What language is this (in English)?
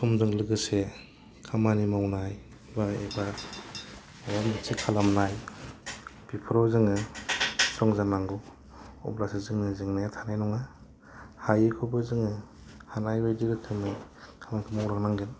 Bodo